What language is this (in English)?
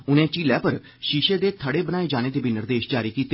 Dogri